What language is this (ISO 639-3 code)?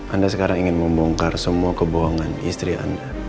ind